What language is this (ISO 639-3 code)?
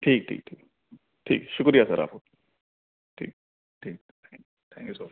urd